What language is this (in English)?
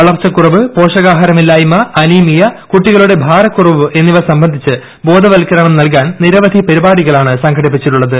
Malayalam